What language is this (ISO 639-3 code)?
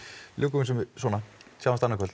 isl